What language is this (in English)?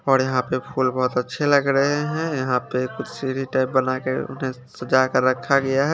Hindi